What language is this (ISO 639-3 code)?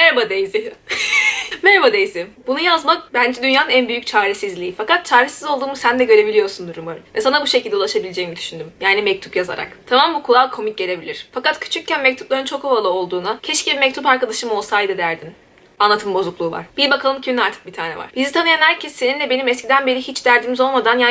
tur